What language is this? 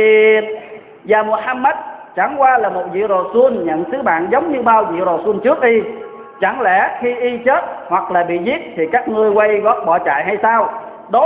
Vietnamese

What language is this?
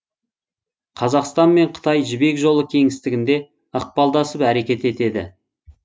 Kazakh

